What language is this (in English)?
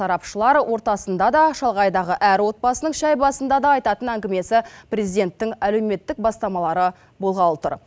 Kazakh